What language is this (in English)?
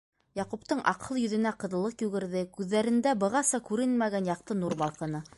Bashkir